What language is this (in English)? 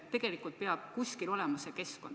Estonian